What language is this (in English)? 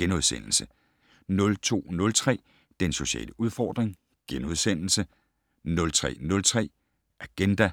Danish